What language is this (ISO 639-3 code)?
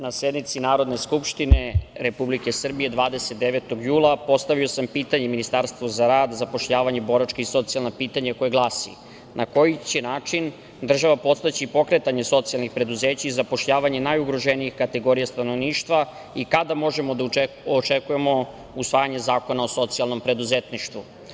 srp